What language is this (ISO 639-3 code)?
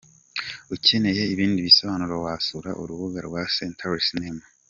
kin